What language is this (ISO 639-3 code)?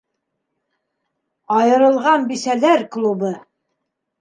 bak